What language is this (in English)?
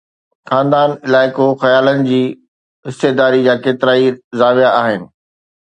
Sindhi